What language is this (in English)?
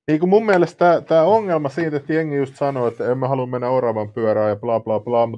Finnish